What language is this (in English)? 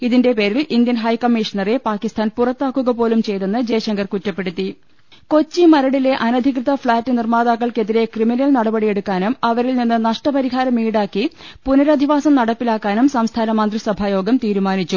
Malayalam